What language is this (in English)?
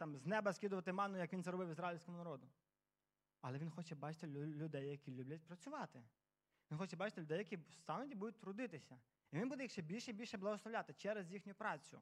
Ukrainian